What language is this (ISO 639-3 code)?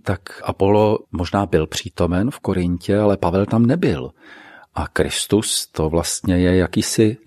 ces